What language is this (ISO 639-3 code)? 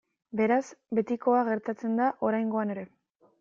eus